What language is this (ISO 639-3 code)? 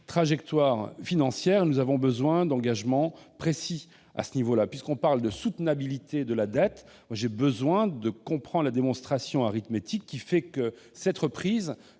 fra